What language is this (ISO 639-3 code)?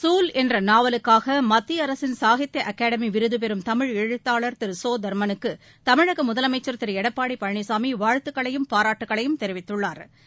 tam